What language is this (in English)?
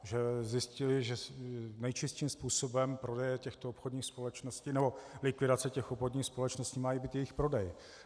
Czech